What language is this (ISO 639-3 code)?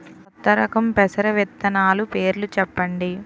tel